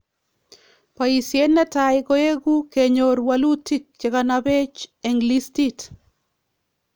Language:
Kalenjin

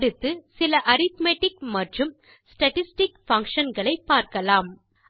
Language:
Tamil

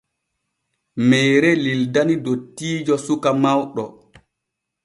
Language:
Borgu Fulfulde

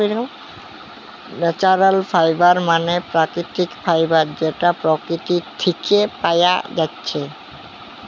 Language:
Bangla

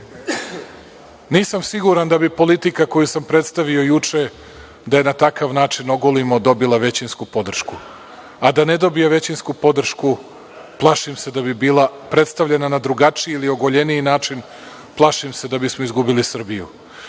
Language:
Serbian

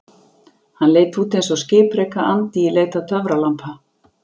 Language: Icelandic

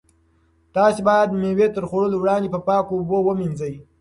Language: Pashto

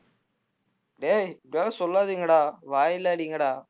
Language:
Tamil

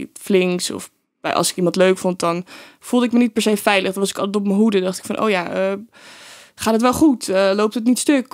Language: Dutch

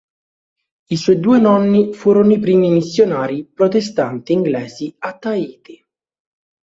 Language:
Italian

